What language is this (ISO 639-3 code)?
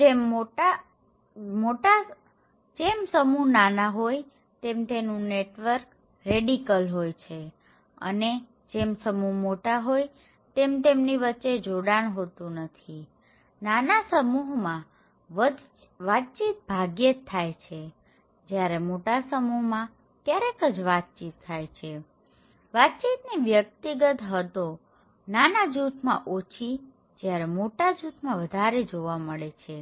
guj